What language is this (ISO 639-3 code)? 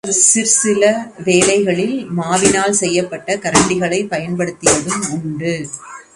tam